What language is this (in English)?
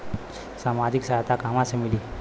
Bhojpuri